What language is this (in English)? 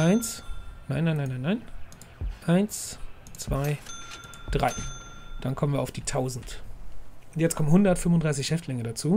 German